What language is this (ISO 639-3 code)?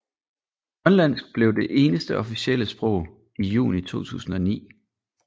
dan